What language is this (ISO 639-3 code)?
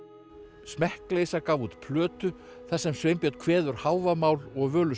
isl